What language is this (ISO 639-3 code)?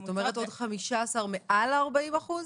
heb